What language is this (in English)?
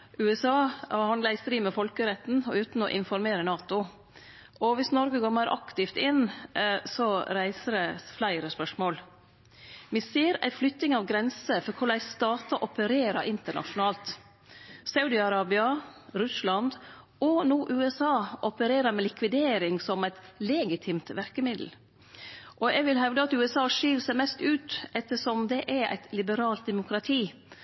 Norwegian Nynorsk